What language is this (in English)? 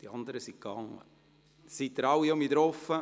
Swiss German